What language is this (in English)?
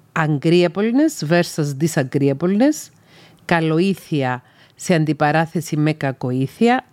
Greek